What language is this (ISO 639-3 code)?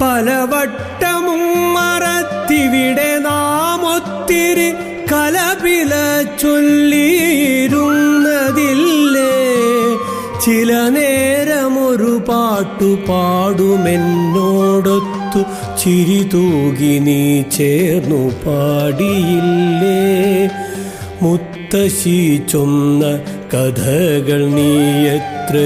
mal